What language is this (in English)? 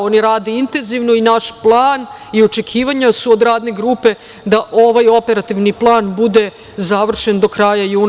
Serbian